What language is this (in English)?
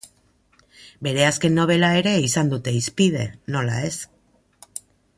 Basque